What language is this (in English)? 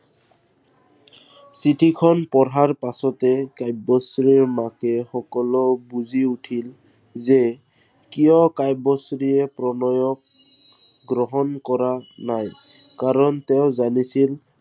Assamese